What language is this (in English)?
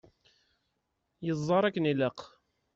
Kabyle